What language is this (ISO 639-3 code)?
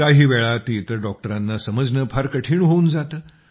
mar